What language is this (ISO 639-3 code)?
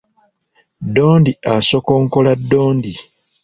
lug